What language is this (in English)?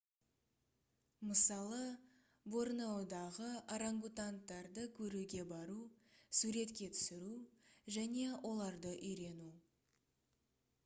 Kazakh